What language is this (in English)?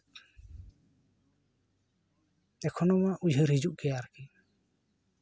Santali